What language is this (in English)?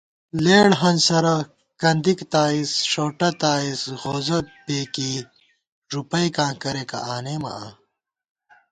Gawar-Bati